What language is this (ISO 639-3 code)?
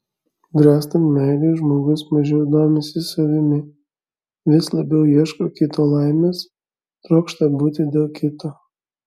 lit